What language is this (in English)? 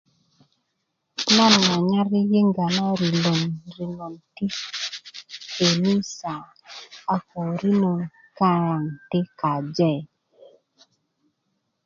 Kuku